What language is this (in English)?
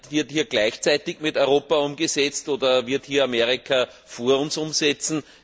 German